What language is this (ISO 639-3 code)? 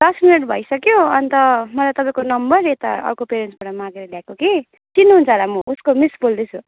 nep